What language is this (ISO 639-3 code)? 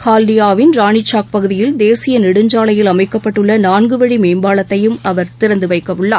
tam